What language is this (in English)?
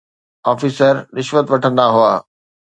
Sindhi